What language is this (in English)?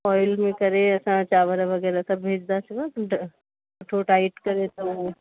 Sindhi